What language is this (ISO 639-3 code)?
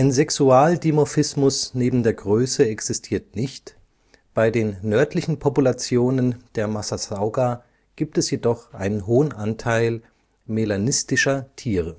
deu